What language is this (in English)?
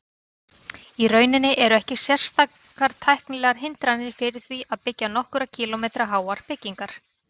Icelandic